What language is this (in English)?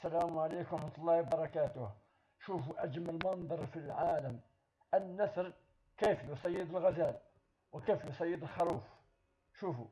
Arabic